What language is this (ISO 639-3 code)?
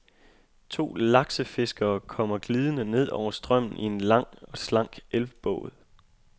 dan